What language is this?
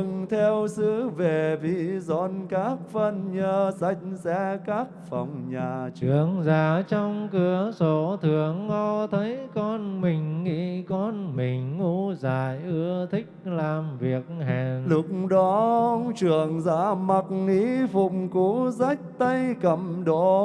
Vietnamese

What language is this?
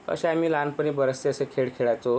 Marathi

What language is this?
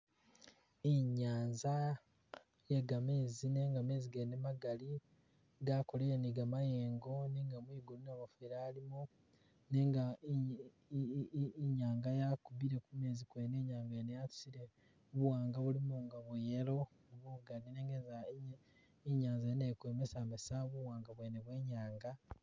Masaaba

